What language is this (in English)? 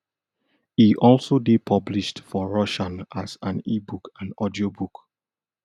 Nigerian Pidgin